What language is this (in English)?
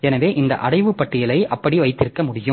Tamil